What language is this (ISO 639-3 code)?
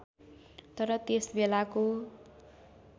nep